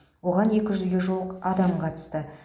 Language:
Kazakh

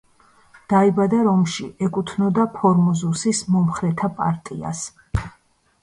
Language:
Georgian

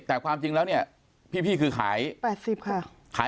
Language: Thai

